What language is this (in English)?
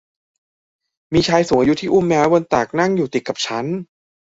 Thai